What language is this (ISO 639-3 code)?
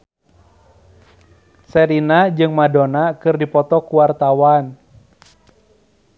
sun